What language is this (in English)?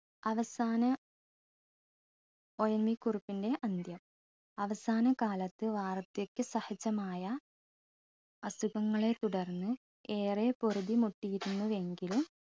Malayalam